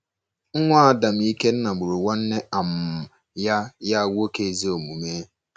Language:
Igbo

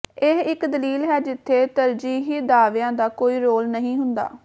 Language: Punjabi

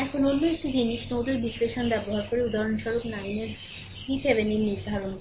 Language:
Bangla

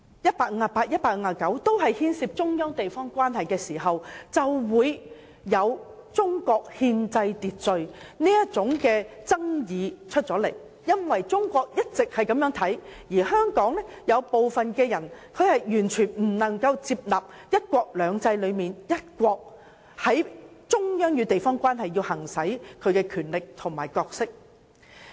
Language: Cantonese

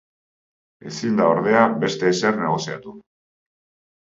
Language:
Basque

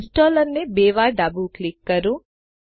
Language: Gujarati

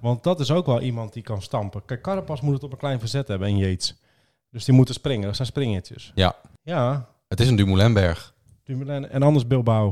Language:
Dutch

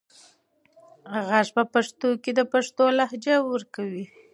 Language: Pashto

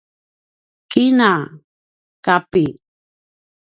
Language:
Paiwan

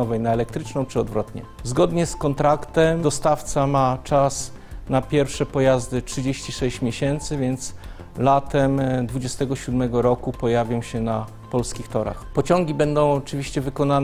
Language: Polish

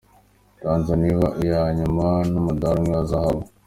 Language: Kinyarwanda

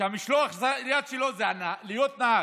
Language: Hebrew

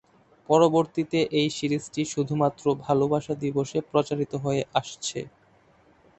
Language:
Bangla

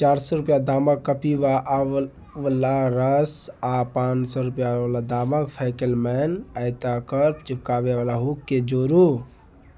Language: Maithili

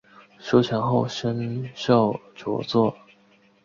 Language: Chinese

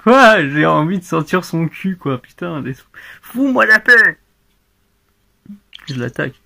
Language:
French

